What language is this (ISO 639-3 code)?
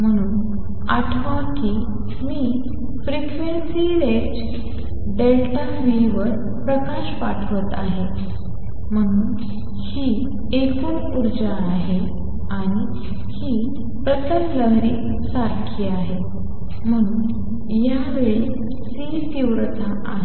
mar